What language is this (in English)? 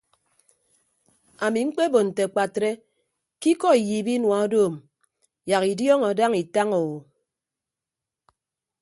Ibibio